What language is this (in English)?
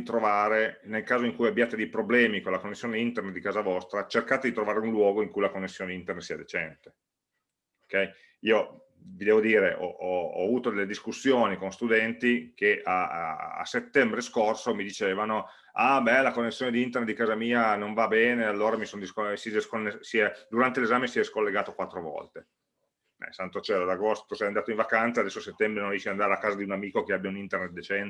Italian